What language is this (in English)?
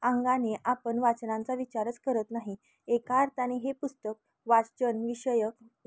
Marathi